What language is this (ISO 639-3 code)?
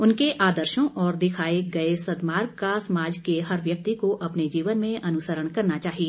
hin